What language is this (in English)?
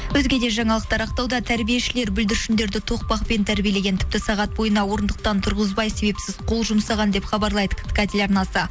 Kazakh